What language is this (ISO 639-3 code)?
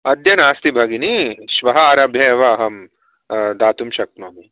san